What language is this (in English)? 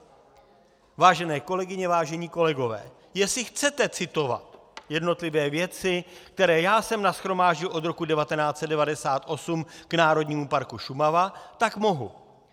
Czech